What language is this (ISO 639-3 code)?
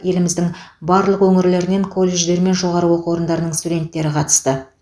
kaz